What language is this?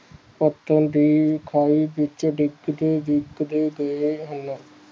Punjabi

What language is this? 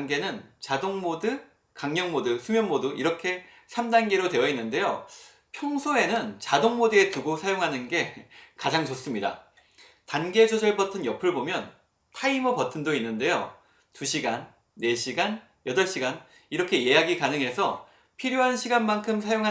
Korean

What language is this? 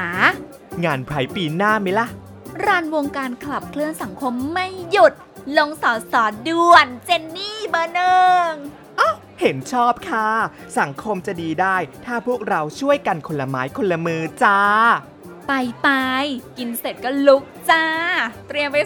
Thai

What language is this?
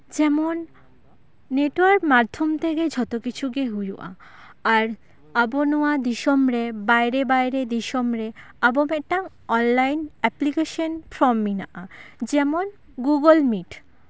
Santali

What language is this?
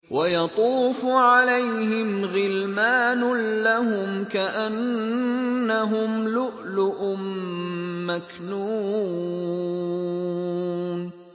Arabic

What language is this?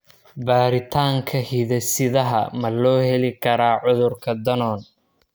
Somali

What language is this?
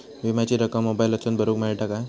Marathi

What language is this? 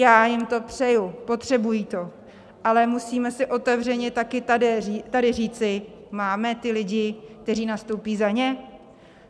Czech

